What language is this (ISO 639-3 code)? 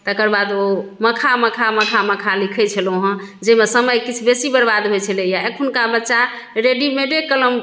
mai